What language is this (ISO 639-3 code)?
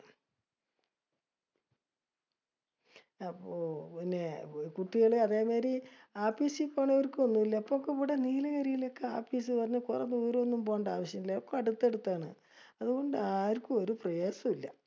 mal